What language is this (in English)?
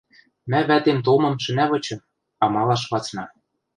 Western Mari